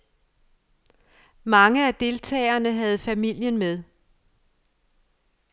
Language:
Danish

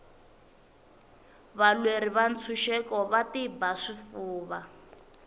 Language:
Tsonga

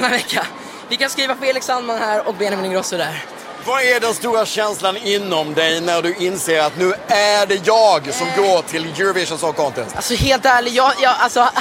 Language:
Swedish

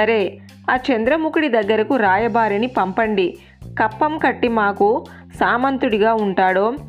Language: Telugu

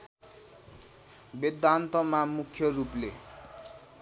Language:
Nepali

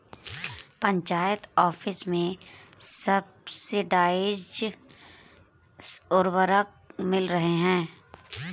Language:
Hindi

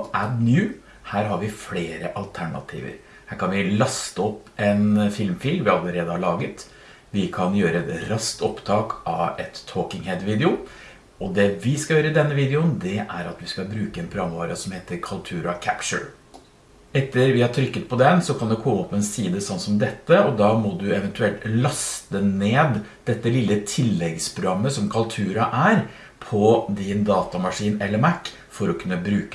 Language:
Norwegian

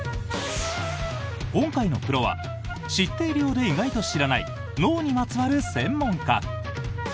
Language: Japanese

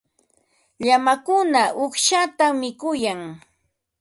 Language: Ambo-Pasco Quechua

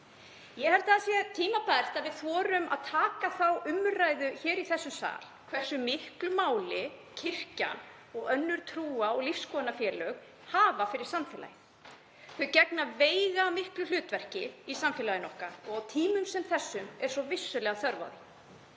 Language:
Icelandic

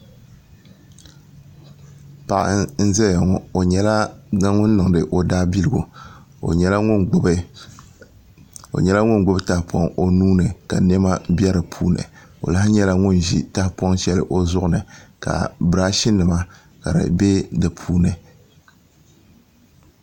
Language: Dagbani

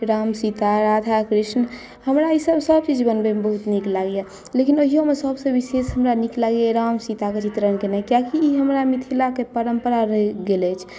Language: Maithili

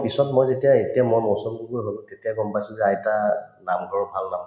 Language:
Assamese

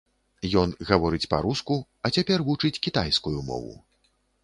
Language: Belarusian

